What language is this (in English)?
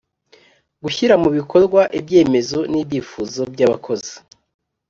Kinyarwanda